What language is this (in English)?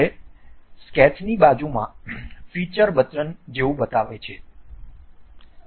Gujarati